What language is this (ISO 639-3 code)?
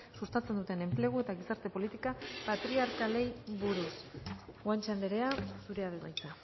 eus